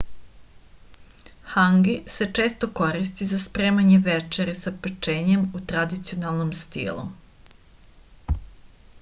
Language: Serbian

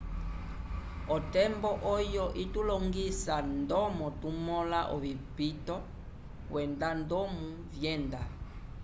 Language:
Umbundu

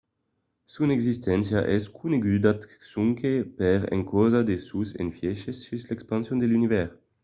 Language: Occitan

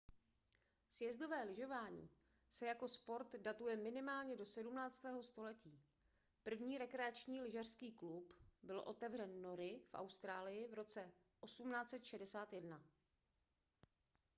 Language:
Czech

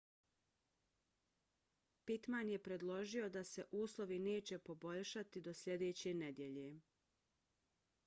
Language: Bosnian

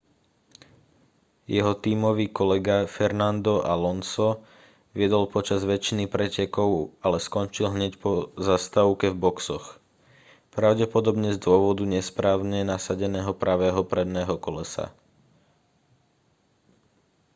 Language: Slovak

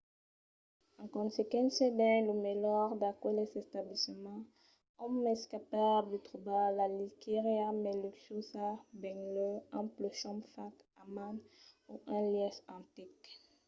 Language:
Occitan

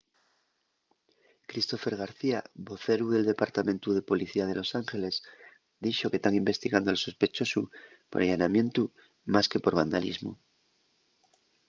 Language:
Asturian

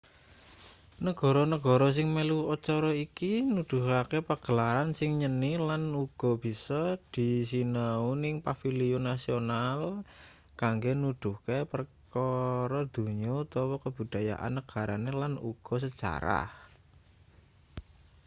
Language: Javanese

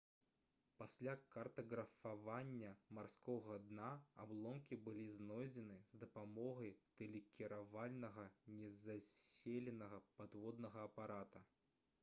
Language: Belarusian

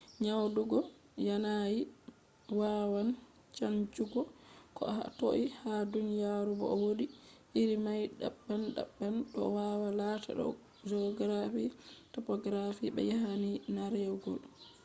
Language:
Fula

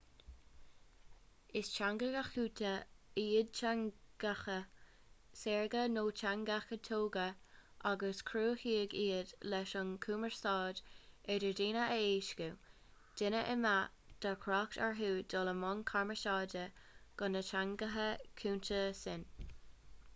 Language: Irish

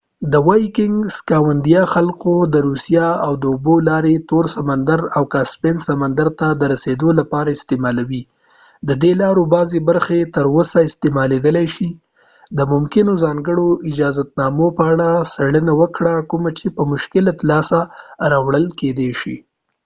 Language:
Pashto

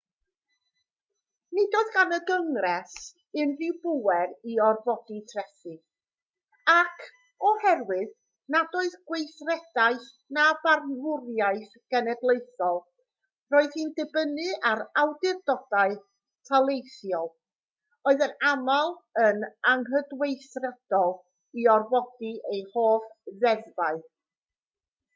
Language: Welsh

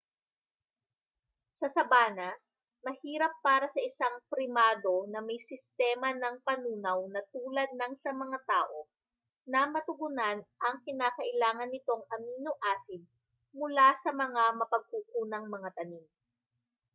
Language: Filipino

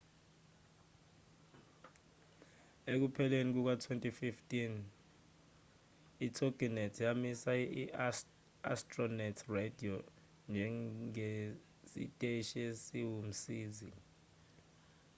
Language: Zulu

